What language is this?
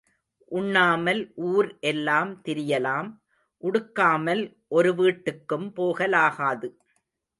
Tamil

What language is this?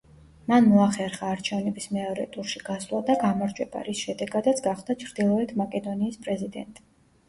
Georgian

